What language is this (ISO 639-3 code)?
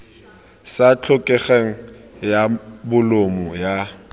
tsn